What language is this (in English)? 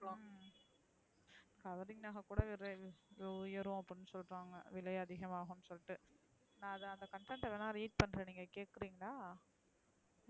Tamil